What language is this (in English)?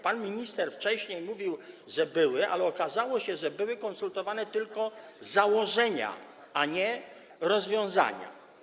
Polish